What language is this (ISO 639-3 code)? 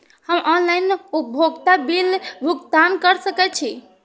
mai